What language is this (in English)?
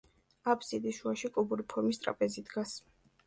Georgian